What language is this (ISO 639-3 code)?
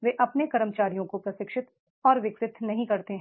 hin